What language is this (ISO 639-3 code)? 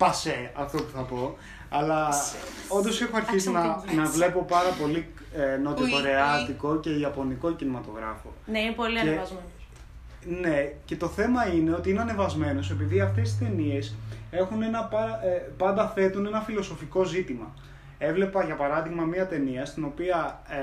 ell